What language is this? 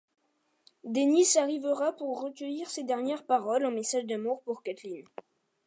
French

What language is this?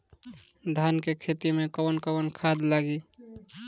Bhojpuri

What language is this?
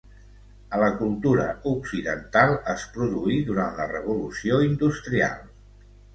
Catalan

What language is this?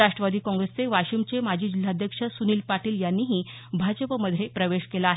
Marathi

